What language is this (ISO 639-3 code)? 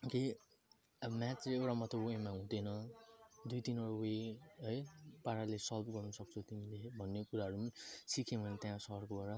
nep